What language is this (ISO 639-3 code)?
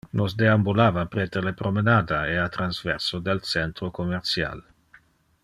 ina